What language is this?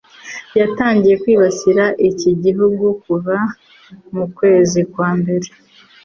Kinyarwanda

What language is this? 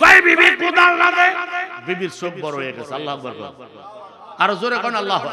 Indonesian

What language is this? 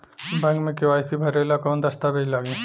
Bhojpuri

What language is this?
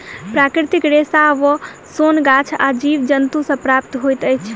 Maithili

